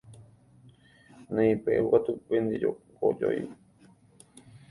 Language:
Guarani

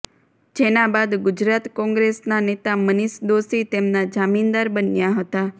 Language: Gujarati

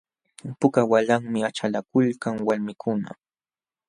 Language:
Jauja Wanca Quechua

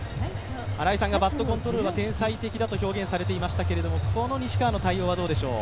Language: Japanese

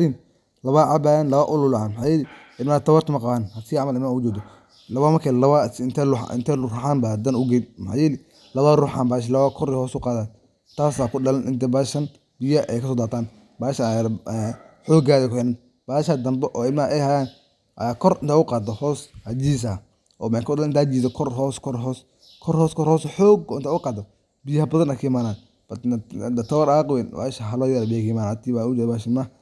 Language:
Somali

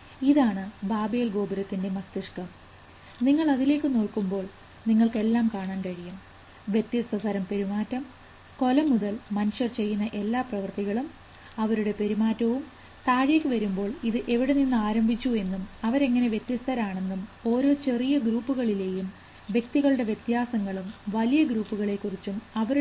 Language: Malayalam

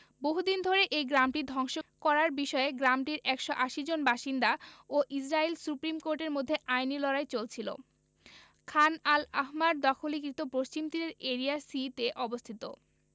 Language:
Bangla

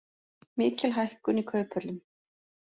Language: Icelandic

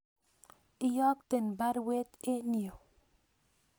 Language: Kalenjin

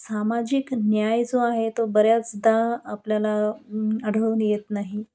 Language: Marathi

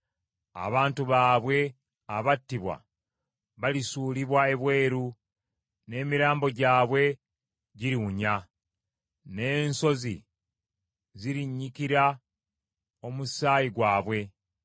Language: Ganda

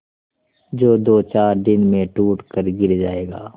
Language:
Hindi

